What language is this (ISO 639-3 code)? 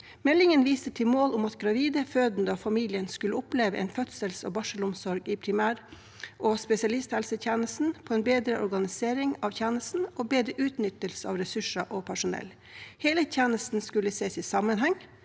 nor